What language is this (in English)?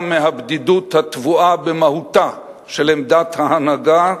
Hebrew